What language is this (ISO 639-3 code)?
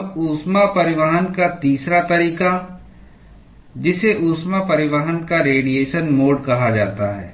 hin